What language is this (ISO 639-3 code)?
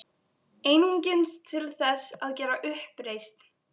isl